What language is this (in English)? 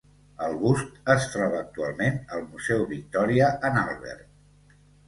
Catalan